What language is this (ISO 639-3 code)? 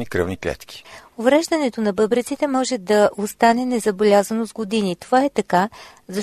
bul